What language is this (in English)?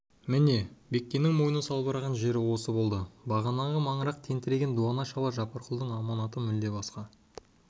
Kazakh